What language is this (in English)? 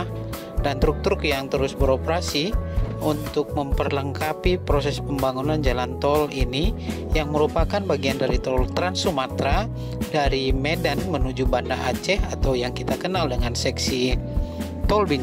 Indonesian